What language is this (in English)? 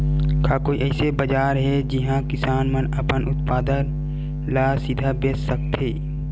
Chhattisgarhi